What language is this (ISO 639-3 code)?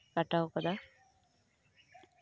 sat